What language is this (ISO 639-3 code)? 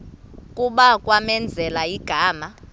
xho